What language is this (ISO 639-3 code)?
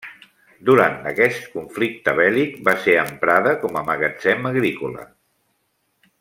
cat